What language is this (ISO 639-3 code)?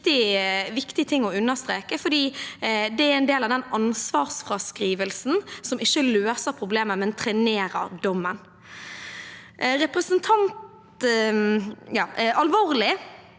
nor